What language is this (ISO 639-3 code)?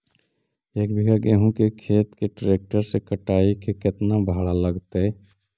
mag